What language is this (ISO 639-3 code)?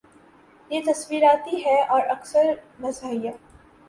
urd